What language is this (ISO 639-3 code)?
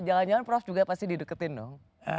ind